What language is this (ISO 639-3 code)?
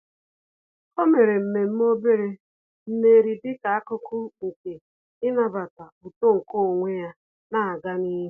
ibo